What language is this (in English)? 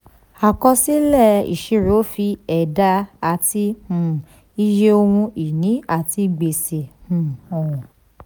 Yoruba